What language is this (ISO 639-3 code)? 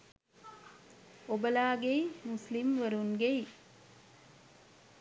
sin